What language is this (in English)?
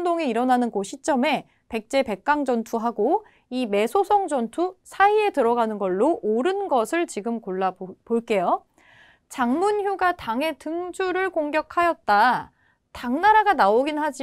Korean